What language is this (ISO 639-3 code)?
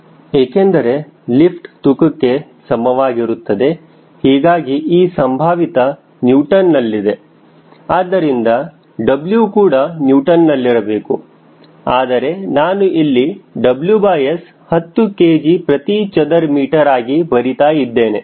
kan